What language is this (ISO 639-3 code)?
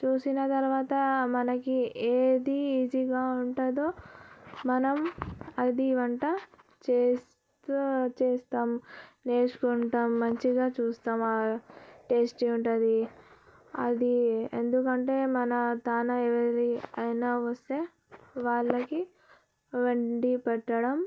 tel